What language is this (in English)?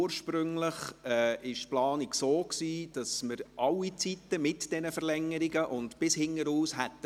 Swiss German